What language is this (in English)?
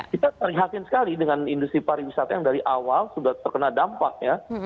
Indonesian